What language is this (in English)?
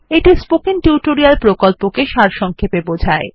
Bangla